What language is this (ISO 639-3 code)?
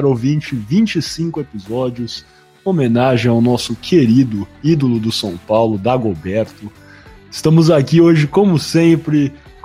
por